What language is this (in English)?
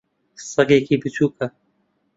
Central Kurdish